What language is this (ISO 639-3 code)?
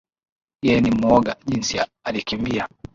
swa